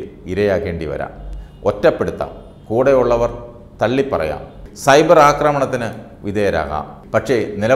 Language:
Turkish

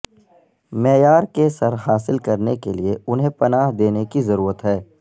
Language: Urdu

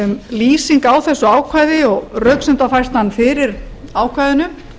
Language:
Icelandic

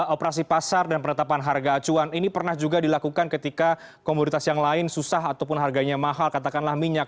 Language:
Indonesian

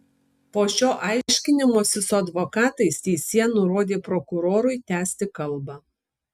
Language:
Lithuanian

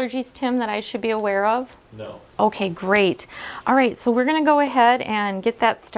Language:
English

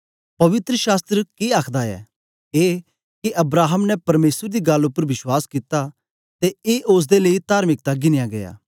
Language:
Dogri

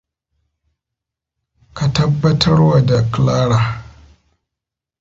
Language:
Hausa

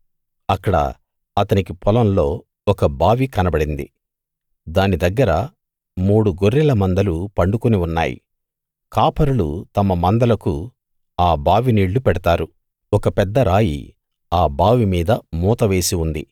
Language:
Telugu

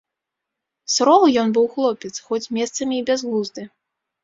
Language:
Belarusian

